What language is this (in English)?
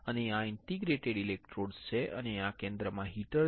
Gujarati